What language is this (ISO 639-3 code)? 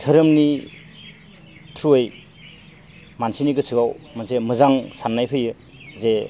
brx